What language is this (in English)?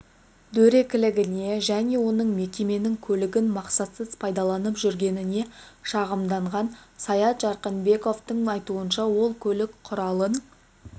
Kazakh